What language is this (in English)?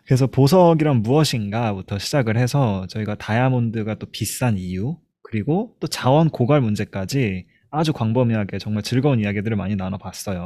Korean